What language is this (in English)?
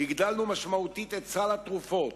Hebrew